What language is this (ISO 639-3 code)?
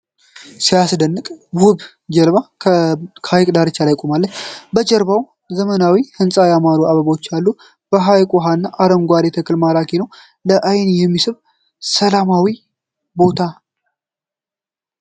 amh